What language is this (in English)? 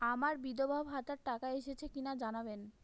Bangla